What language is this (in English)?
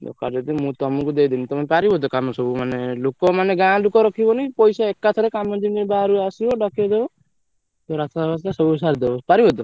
Odia